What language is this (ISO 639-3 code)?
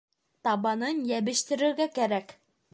bak